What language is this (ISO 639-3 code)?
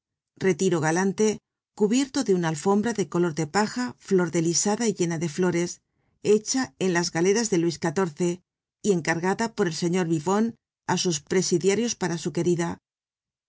spa